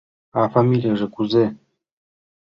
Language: Mari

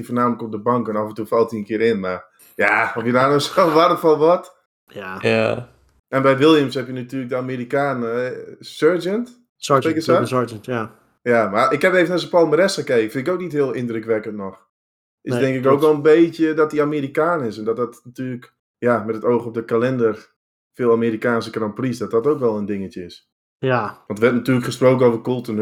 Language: Dutch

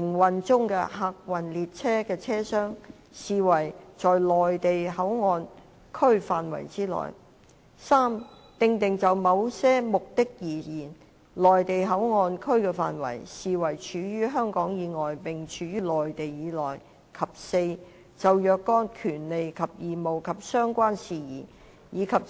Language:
Cantonese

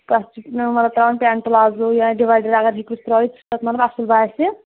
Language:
Kashmiri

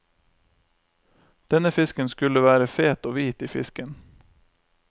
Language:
Norwegian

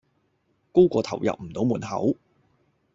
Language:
Cantonese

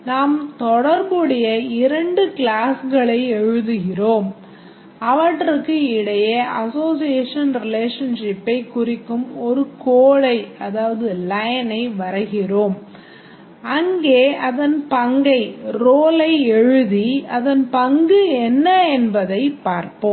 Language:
Tamil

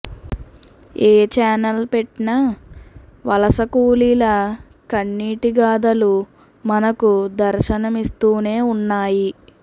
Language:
Telugu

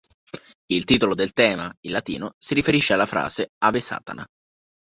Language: Italian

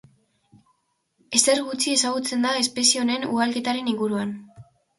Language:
Basque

